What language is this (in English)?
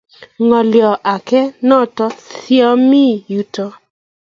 Kalenjin